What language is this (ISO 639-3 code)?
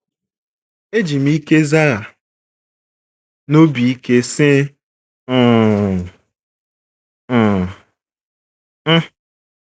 ibo